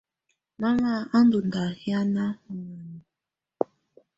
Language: Tunen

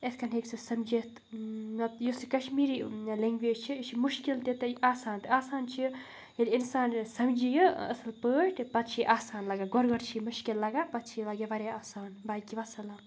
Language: Kashmiri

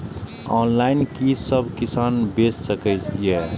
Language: Maithili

